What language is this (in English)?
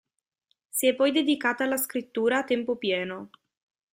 Italian